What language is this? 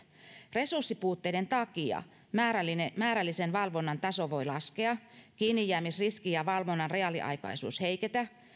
Finnish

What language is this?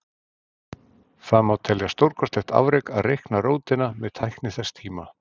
Icelandic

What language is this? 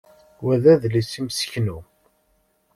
Kabyle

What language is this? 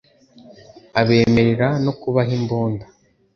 Kinyarwanda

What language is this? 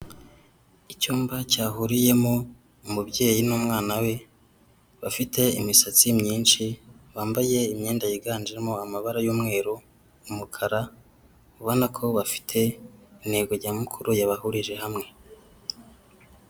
Kinyarwanda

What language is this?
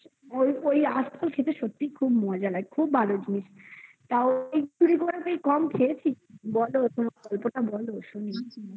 Bangla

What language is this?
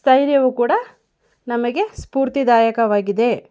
Kannada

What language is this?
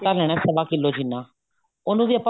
Punjabi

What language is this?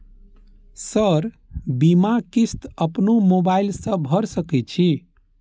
Maithili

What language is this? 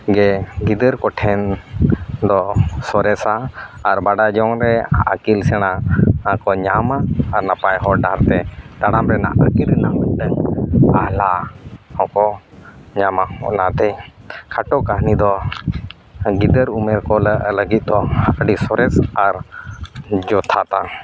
Santali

